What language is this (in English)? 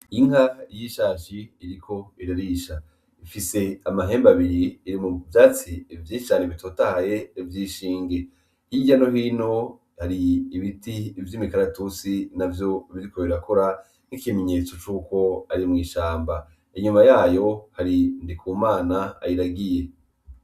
Rundi